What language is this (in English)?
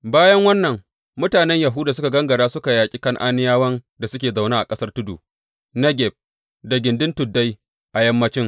Hausa